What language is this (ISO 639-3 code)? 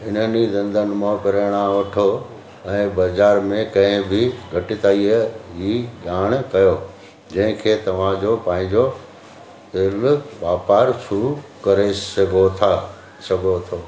snd